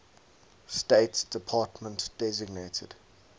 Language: English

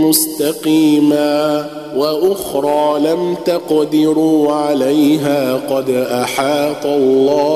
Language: Arabic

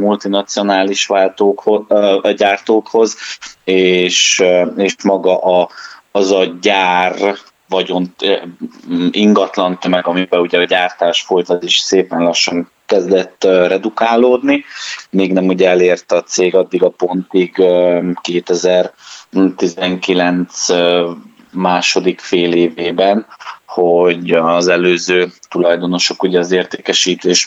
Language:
Hungarian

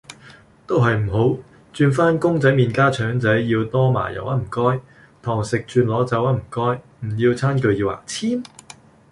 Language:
Cantonese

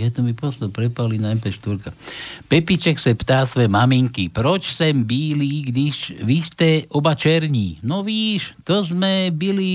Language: Slovak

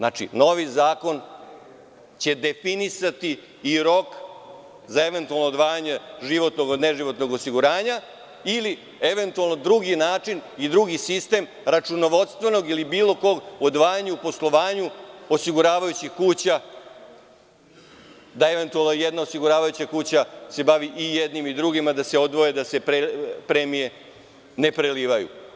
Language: Serbian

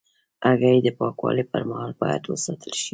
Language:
Pashto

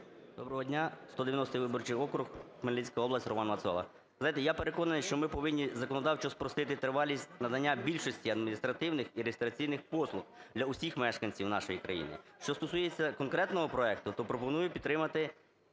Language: Ukrainian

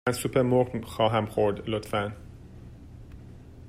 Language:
Persian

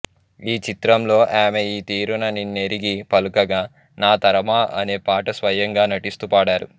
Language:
Telugu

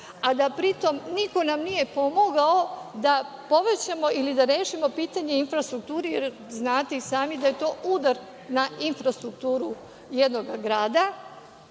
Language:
Serbian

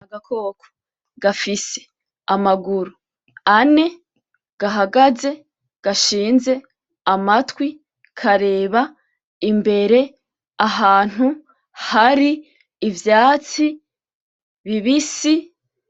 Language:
Rundi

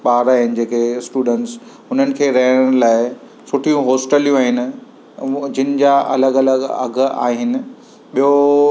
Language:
Sindhi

